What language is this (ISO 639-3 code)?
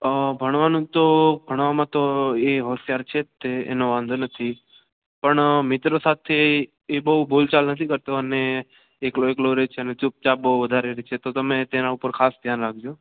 guj